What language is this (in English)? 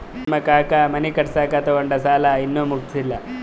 Kannada